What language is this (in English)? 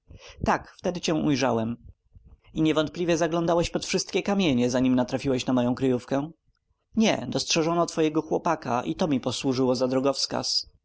Polish